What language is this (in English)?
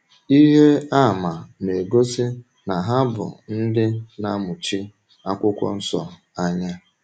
Igbo